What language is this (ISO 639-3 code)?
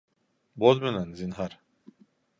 bak